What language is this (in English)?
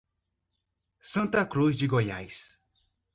Portuguese